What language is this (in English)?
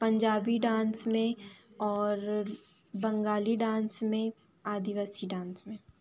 Hindi